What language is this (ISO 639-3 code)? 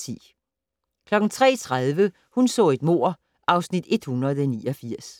dan